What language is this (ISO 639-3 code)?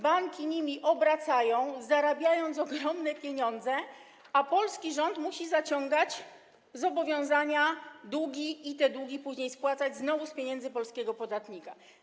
pol